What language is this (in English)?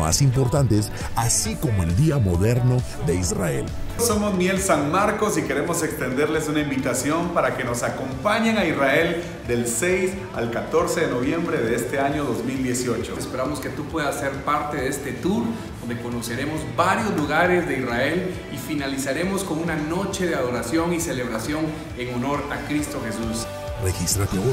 Spanish